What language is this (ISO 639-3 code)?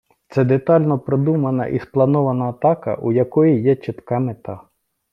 ukr